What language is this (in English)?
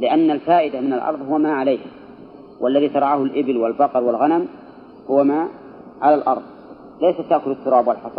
Arabic